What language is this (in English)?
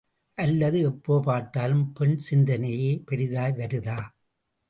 Tamil